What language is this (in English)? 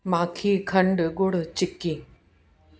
Sindhi